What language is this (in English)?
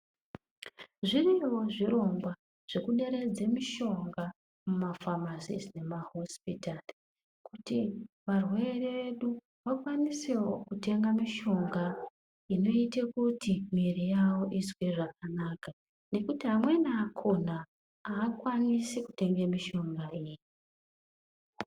Ndau